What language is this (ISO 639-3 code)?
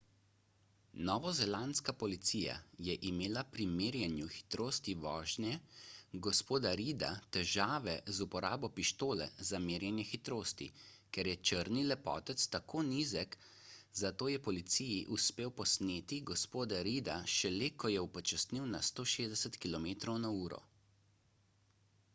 slv